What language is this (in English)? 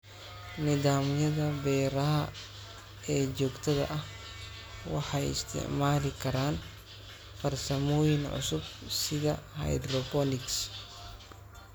Somali